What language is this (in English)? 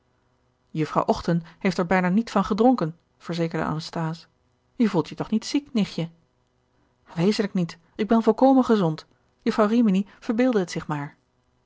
Dutch